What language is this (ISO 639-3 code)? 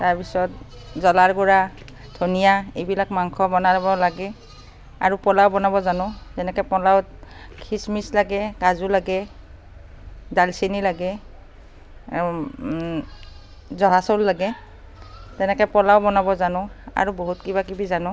asm